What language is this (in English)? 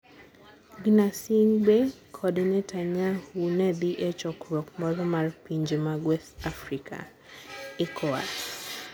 Luo (Kenya and Tanzania)